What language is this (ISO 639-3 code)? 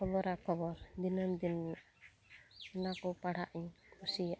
sat